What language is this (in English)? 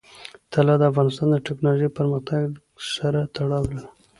Pashto